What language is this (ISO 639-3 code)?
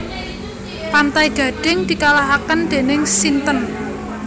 jav